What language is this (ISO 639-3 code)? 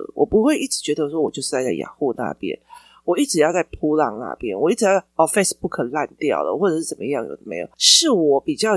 zho